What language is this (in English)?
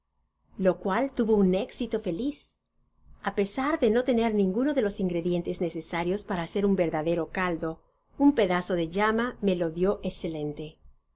Spanish